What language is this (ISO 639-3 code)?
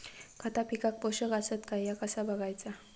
mar